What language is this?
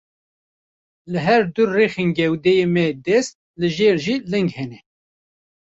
Kurdish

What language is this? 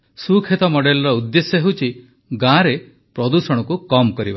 Odia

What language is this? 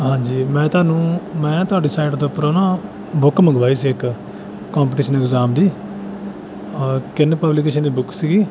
Punjabi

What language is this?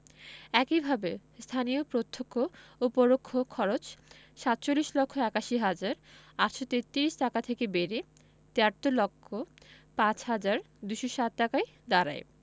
Bangla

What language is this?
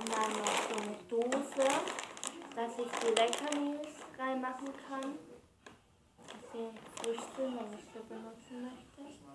German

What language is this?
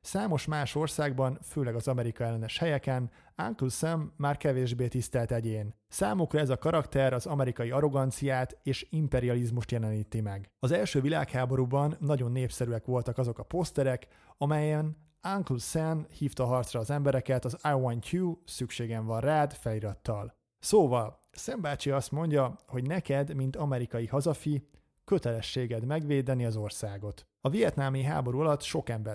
Hungarian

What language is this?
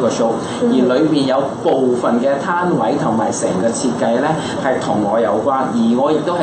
Chinese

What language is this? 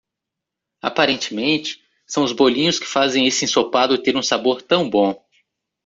Portuguese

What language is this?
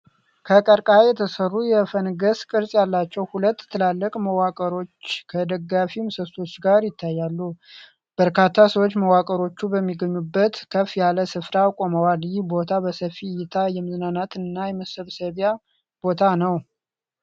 Amharic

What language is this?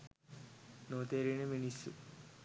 Sinhala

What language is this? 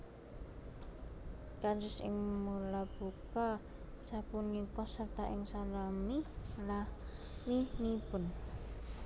Javanese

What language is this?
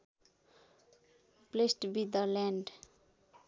Nepali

